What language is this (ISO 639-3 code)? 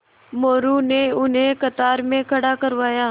hin